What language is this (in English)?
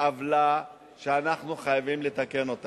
Hebrew